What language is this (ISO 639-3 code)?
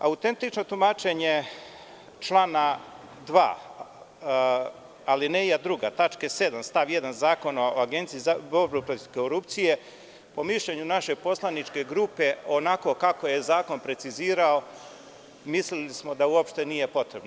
srp